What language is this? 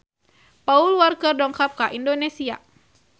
Sundanese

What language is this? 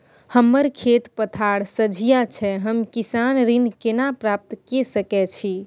Maithili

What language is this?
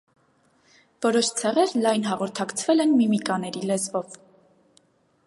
Armenian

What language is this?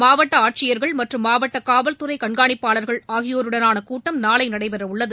Tamil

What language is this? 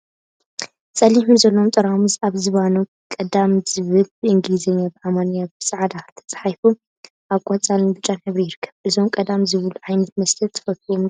Tigrinya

